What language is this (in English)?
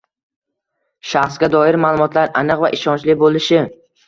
Uzbek